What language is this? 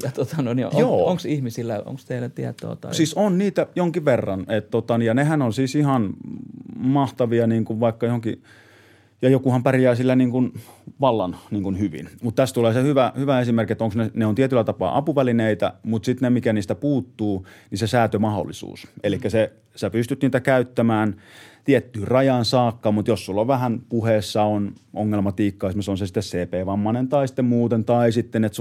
Finnish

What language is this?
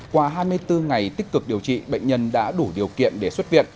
Vietnamese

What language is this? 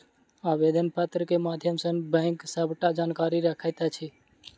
Maithili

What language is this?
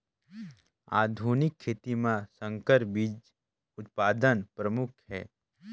Chhattisgarhi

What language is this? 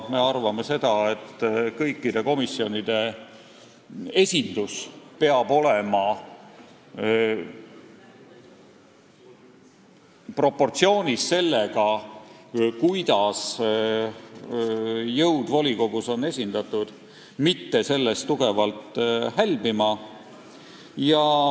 Estonian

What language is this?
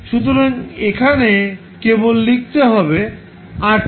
Bangla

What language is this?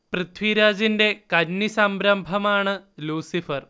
Malayalam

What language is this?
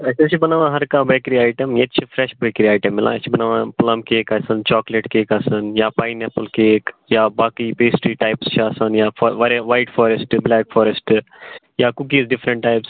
Kashmiri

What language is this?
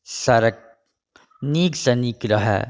Maithili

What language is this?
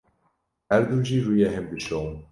Kurdish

